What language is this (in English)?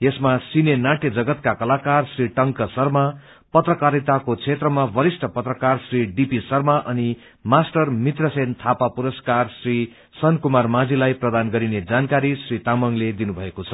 Nepali